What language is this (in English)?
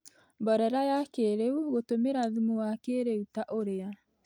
Kikuyu